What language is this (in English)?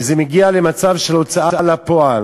Hebrew